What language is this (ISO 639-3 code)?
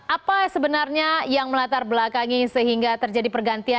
ind